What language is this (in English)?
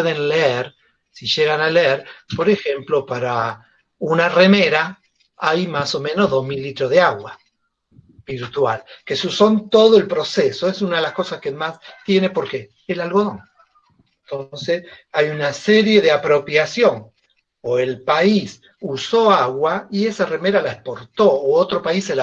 Spanish